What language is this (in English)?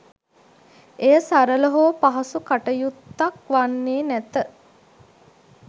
Sinhala